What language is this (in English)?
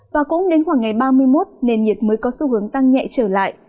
Vietnamese